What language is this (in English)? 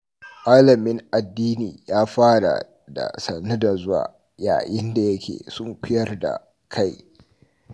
Hausa